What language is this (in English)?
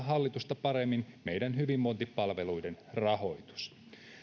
Finnish